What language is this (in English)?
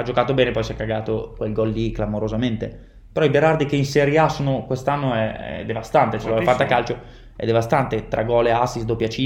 Italian